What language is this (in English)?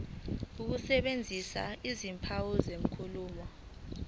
Zulu